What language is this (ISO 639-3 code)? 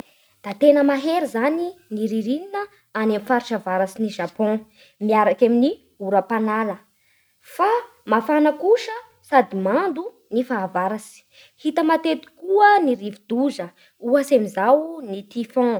bhr